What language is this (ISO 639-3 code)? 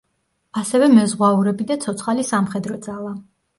kat